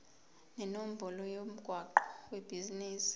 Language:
Zulu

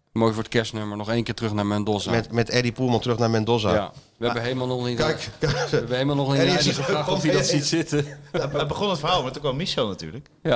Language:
Dutch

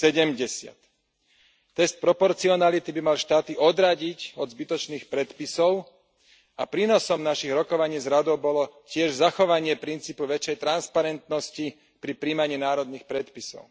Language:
Slovak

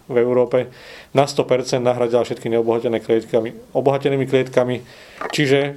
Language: Slovak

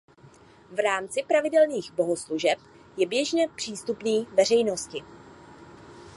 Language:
Czech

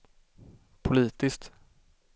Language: Swedish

